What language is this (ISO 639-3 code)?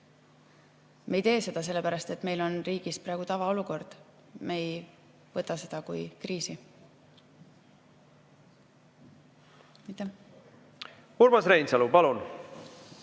est